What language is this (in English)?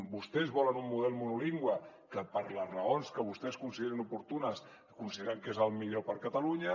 Catalan